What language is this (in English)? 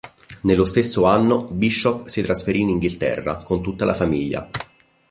Italian